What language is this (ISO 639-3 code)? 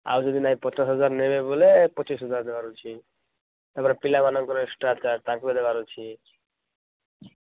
ori